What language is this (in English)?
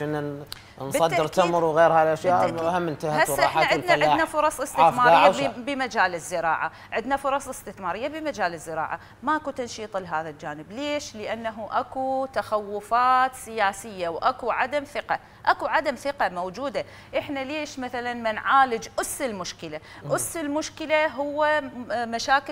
Arabic